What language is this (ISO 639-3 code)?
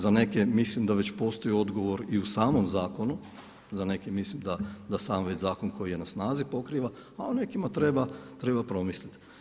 hrv